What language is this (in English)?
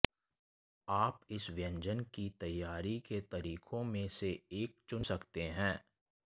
Hindi